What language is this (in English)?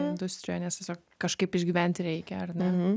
Lithuanian